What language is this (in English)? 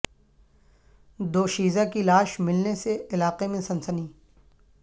Urdu